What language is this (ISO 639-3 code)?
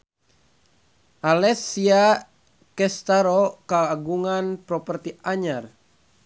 sun